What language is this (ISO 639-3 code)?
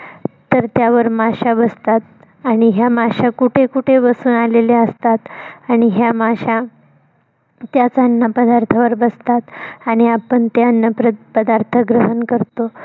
mar